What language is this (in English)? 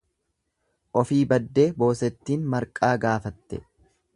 Oromo